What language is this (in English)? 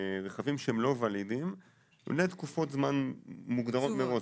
Hebrew